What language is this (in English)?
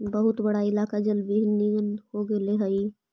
Magahi